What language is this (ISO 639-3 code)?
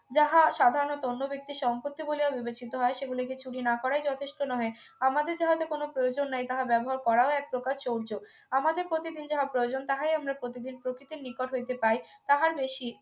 ben